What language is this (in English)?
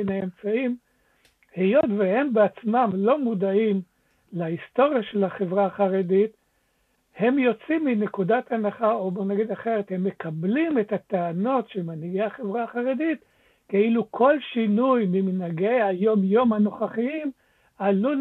Hebrew